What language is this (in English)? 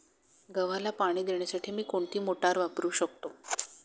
Marathi